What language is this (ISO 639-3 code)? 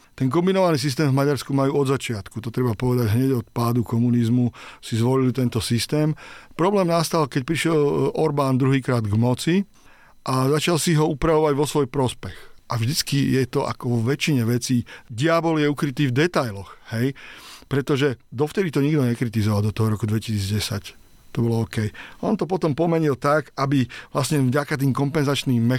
slk